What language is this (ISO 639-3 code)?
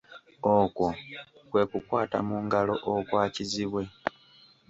lug